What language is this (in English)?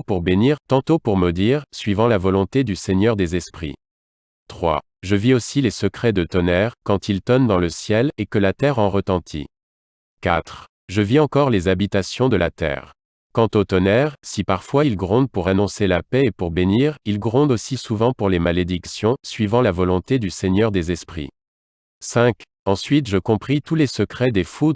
French